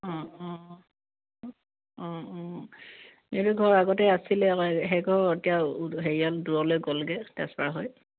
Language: Assamese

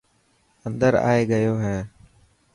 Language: Dhatki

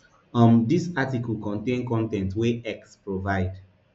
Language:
Nigerian Pidgin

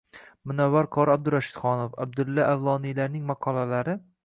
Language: Uzbek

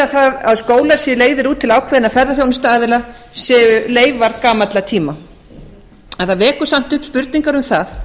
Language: Icelandic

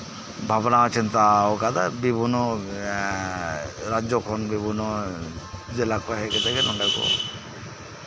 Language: Santali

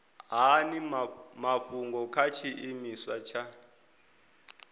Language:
Venda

